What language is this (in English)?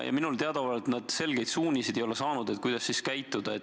Estonian